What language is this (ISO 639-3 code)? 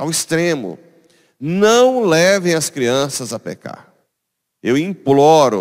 por